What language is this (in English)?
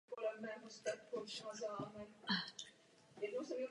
Czech